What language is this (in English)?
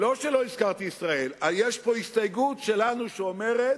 Hebrew